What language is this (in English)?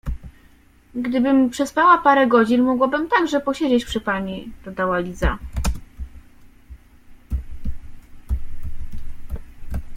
Polish